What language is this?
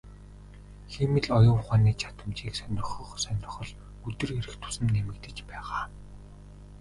Mongolian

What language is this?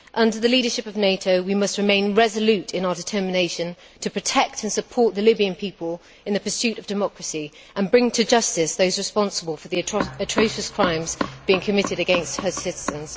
English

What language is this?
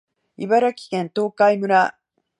Japanese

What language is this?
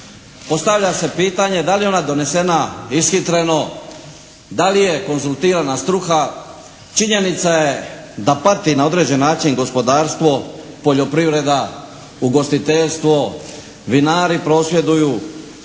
Croatian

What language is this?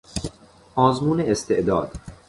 Persian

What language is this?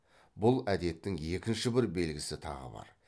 Kazakh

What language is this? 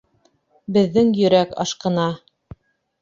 Bashkir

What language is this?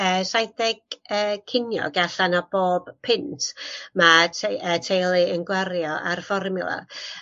Welsh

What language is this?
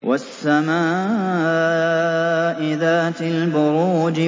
Arabic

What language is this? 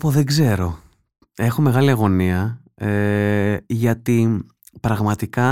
Greek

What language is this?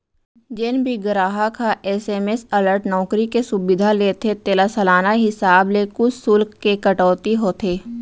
Chhattisgarhi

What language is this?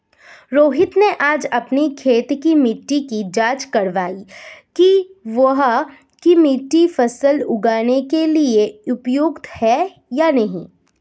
Hindi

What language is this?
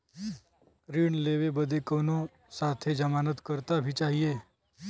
Bhojpuri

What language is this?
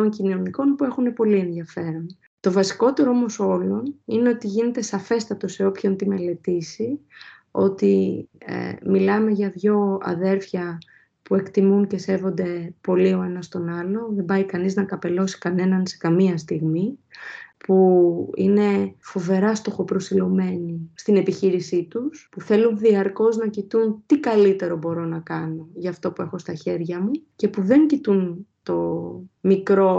Greek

